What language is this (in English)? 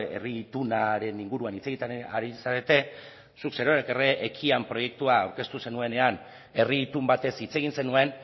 Basque